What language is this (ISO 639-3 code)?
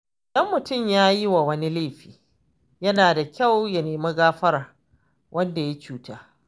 hau